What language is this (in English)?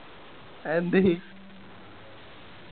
Malayalam